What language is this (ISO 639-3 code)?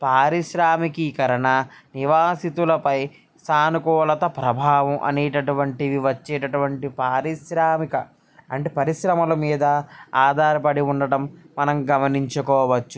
tel